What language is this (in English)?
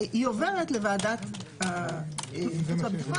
Hebrew